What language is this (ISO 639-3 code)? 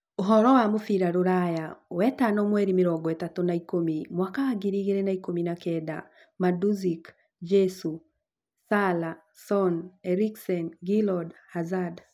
kik